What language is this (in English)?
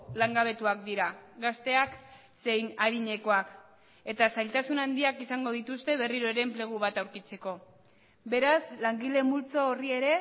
Basque